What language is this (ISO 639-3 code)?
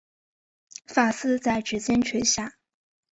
zho